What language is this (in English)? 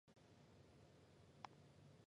Chinese